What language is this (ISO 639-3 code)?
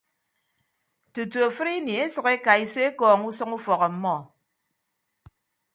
ibb